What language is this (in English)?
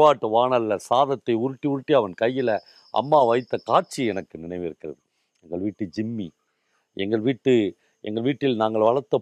Tamil